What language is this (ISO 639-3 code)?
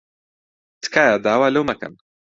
ckb